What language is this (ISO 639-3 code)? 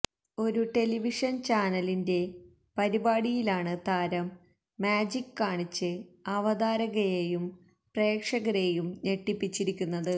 mal